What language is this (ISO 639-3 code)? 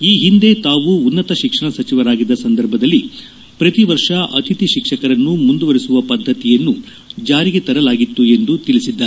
kan